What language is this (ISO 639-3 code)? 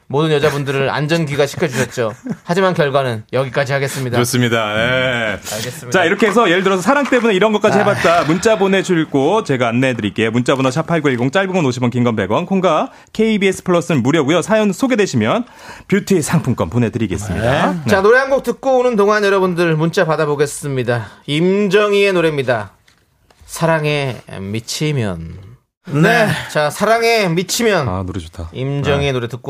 kor